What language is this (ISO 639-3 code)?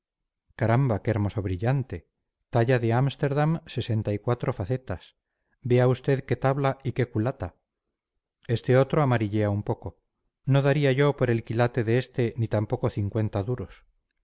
spa